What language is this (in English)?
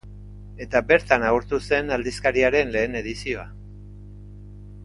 Basque